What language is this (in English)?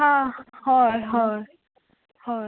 Konkani